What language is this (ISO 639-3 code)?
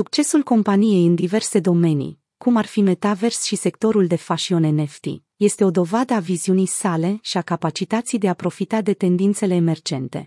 ron